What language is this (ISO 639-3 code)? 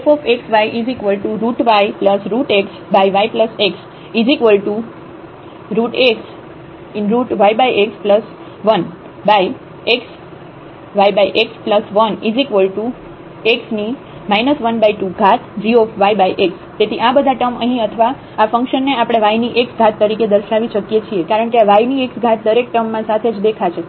guj